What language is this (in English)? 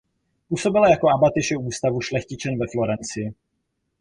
Czech